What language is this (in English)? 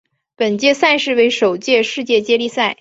Chinese